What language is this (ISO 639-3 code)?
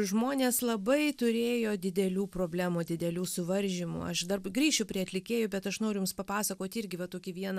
lit